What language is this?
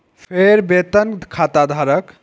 Maithili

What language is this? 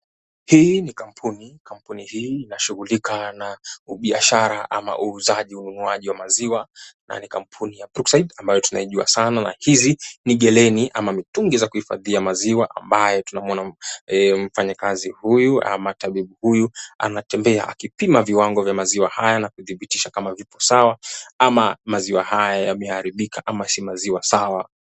Swahili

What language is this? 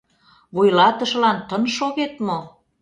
Mari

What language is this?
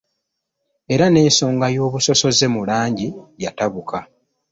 Ganda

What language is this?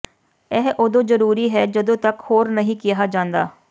Punjabi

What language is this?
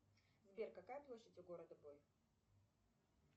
Russian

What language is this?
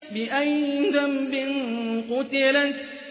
Arabic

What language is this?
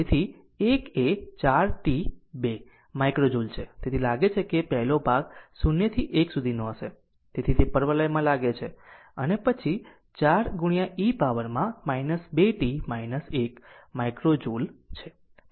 Gujarati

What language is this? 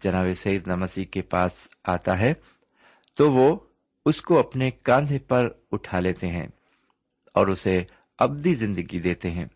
Urdu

